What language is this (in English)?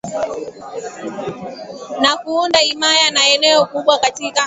Swahili